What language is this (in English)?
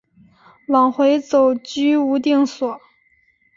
Chinese